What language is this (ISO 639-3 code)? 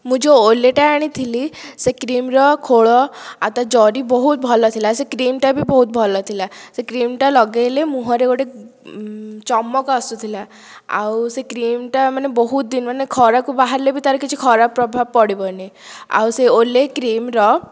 ori